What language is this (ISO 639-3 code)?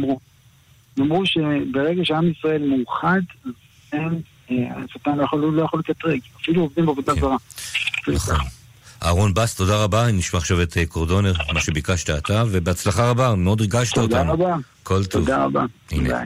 heb